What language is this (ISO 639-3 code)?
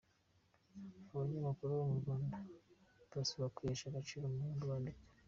kin